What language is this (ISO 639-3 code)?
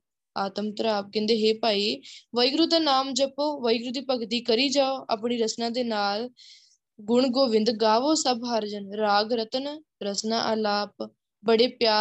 pan